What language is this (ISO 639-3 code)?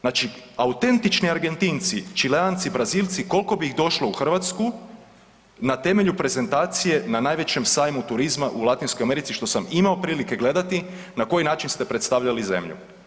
hrv